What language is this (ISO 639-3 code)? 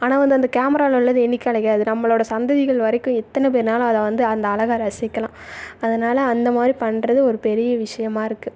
tam